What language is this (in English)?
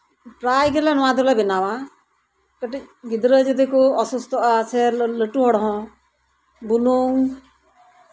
Santali